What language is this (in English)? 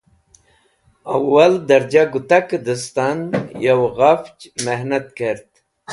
Wakhi